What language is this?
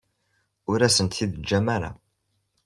Kabyle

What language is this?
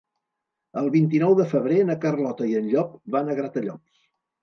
Catalan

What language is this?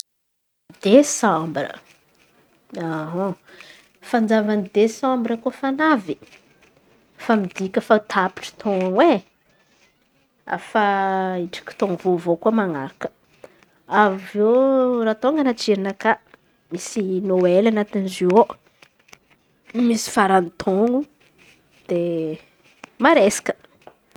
Antankarana Malagasy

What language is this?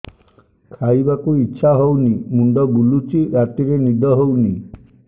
Odia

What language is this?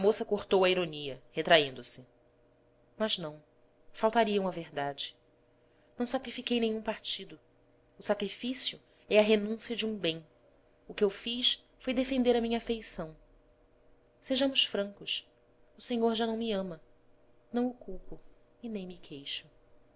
Portuguese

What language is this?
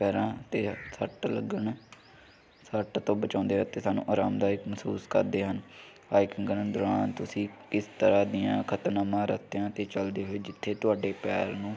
Punjabi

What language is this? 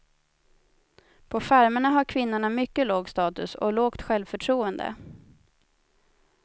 Swedish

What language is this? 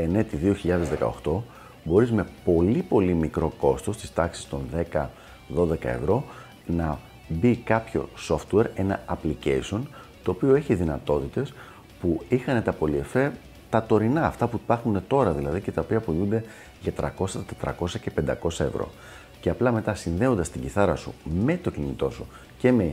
Greek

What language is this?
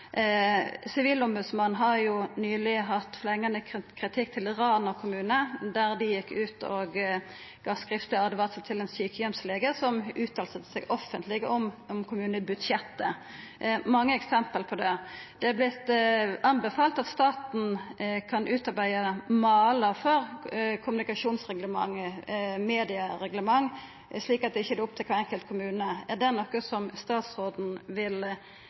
Norwegian Nynorsk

